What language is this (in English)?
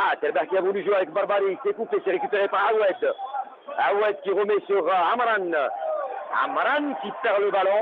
French